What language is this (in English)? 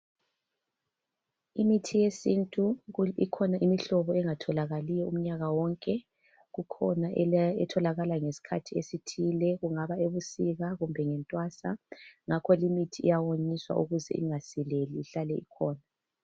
North Ndebele